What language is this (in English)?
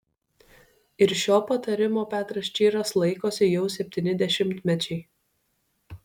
Lithuanian